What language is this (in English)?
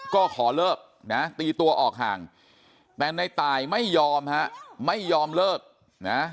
Thai